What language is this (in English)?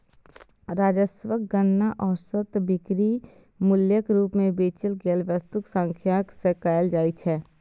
Maithili